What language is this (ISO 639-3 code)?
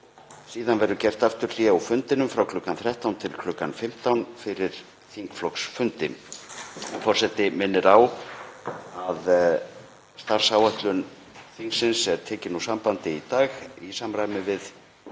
isl